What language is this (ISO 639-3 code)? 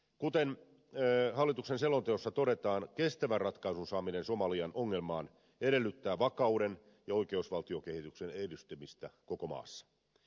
fin